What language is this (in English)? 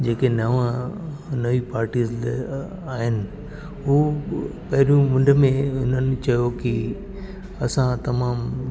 Sindhi